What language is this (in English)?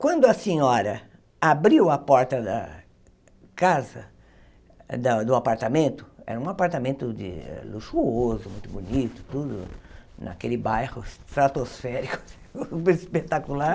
Portuguese